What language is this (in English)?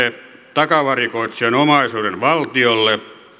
Finnish